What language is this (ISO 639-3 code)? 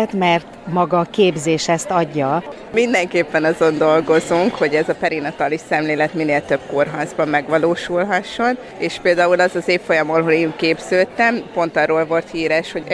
hun